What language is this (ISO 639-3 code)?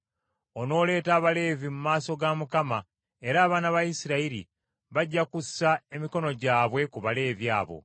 lug